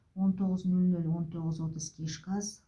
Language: Kazakh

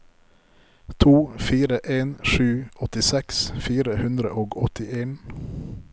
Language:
Norwegian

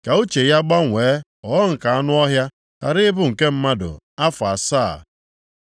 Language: Igbo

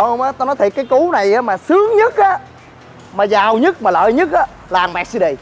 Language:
Vietnamese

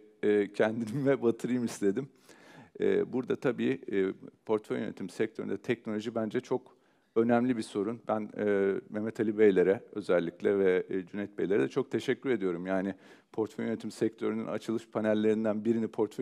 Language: Turkish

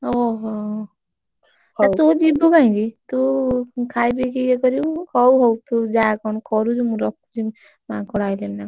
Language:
Odia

